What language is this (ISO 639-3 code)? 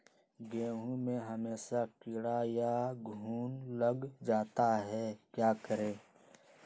mag